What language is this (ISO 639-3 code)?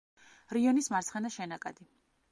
kat